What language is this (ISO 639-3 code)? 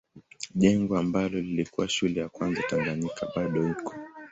swa